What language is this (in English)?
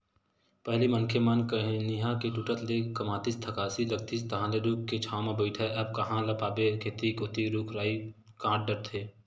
Chhattisgarhi